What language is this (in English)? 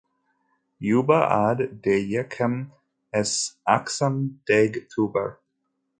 Kabyle